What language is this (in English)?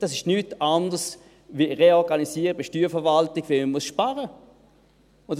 Swiss German